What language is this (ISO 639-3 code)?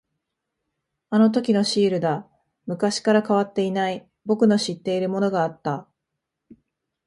jpn